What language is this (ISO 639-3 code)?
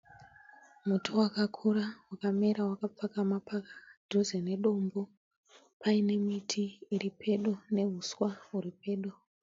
sna